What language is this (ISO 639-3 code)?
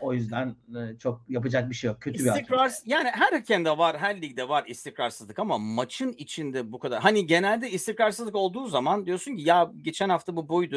tur